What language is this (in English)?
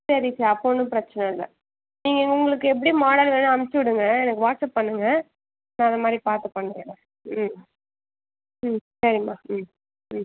Tamil